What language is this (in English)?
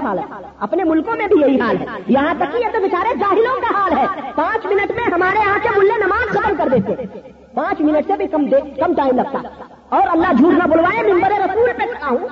Urdu